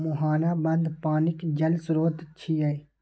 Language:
Maithili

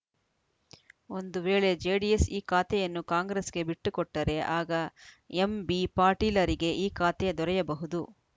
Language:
Kannada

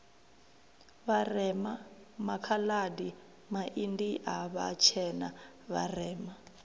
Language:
Venda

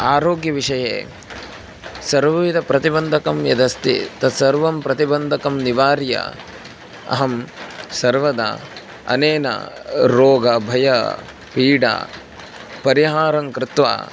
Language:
Sanskrit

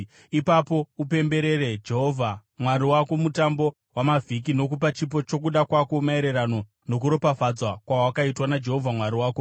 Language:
Shona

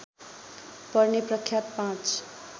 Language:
Nepali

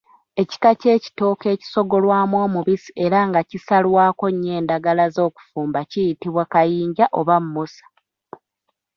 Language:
Ganda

